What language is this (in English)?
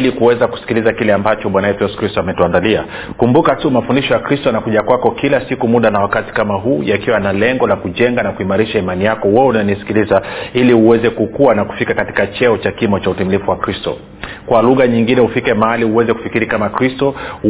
Swahili